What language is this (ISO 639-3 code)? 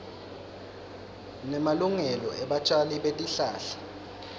ssw